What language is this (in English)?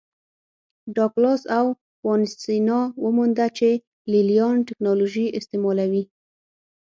Pashto